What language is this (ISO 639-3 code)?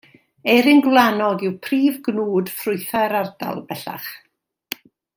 cym